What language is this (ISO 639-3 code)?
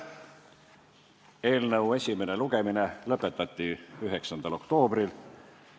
est